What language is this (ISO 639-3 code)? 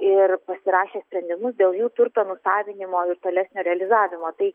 lit